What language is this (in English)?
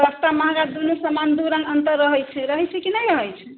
Maithili